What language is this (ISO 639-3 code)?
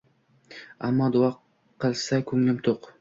uzb